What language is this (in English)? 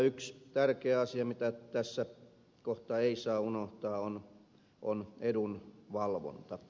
Finnish